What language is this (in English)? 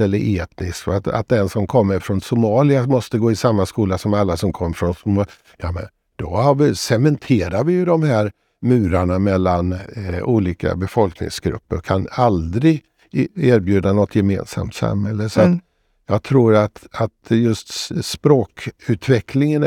Swedish